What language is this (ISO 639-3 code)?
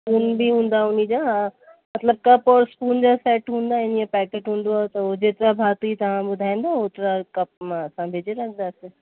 snd